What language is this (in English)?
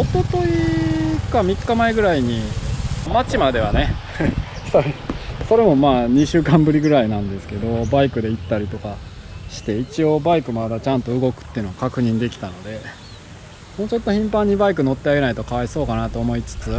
Japanese